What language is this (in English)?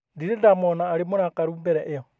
Kikuyu